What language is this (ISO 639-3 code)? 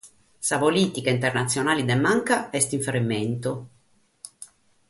srd